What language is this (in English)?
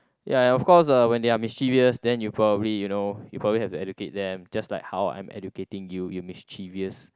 English